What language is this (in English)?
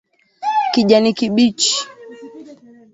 Swahili